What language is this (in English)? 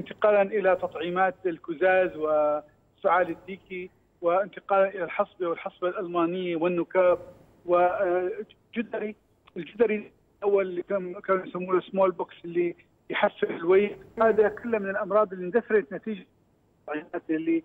Arabic